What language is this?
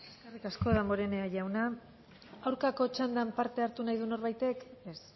Basque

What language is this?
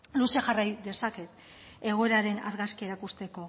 Basque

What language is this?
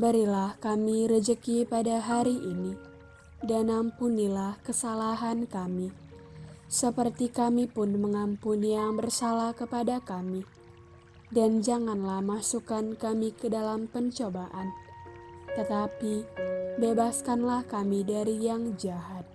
Indonesian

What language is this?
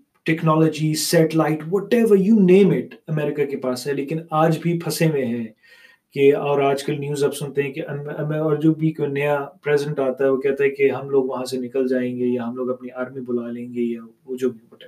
Urdu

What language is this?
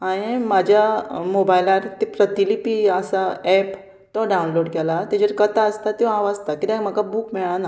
Konkani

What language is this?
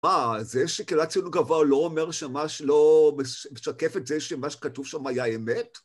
Hebrew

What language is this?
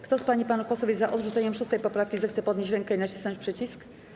Polish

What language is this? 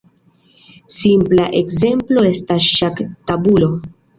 Esperanto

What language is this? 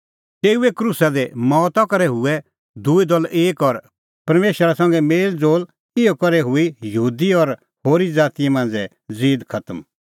Kullu Pahari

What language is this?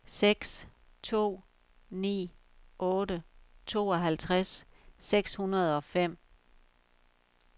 Danish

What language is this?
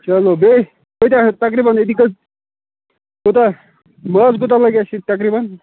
Kashmiri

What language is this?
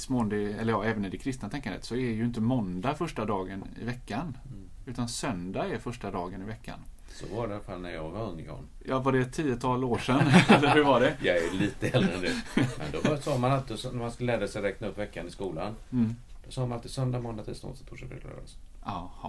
Swedish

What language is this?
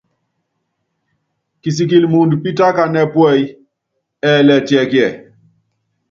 Yangben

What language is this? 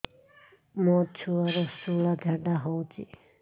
Odia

